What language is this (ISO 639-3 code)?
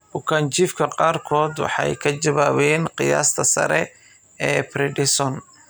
som